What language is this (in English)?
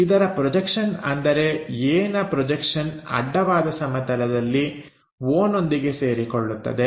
Kannada